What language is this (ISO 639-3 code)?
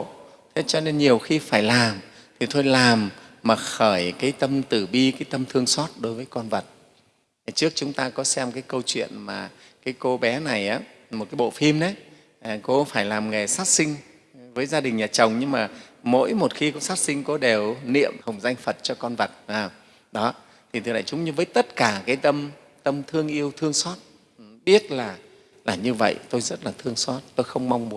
vie